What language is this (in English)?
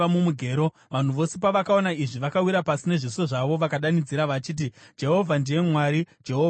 Shona